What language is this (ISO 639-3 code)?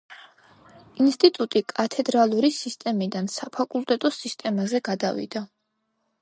kat